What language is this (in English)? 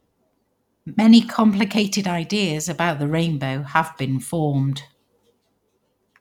English